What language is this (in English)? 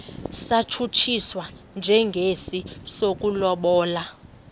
Xhosa